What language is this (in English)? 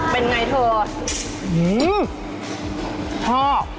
Thai